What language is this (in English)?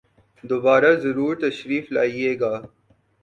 Urdu